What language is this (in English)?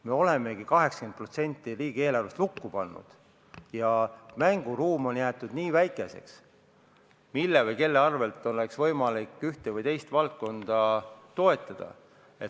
Estonian